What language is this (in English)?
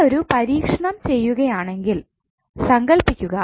Malayalam